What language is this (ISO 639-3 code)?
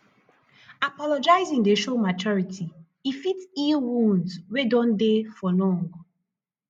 pcm